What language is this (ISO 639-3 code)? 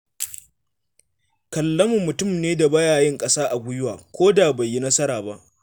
hau